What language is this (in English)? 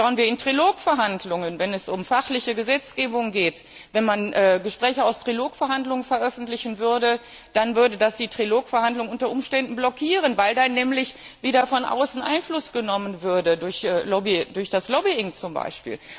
German